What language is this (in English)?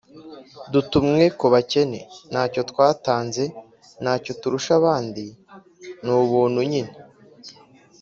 Kinyarwanda